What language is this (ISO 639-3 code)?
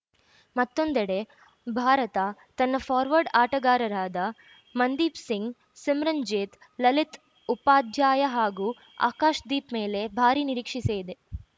kan